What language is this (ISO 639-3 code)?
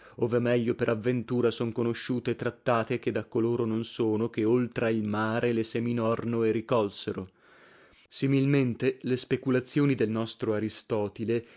ita